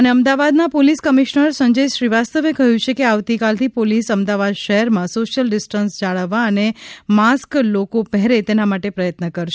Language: Gujarati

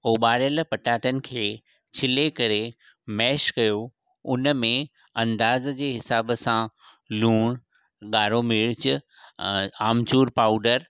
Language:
Sindhi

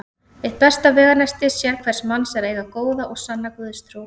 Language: Icelandic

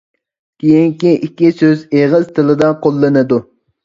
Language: Uyghur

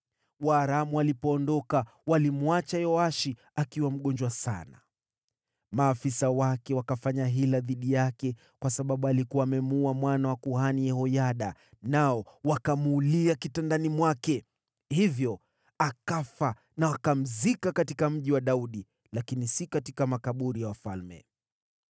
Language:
Swahili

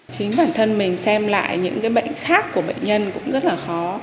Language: Vietnamese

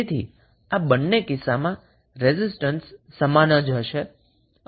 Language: Gujarati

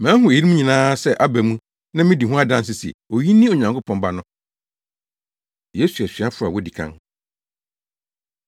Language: Akan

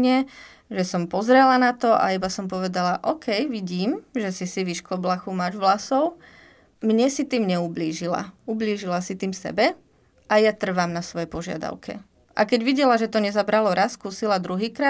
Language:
Slovak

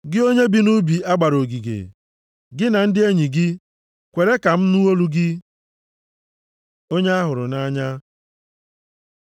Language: Igbo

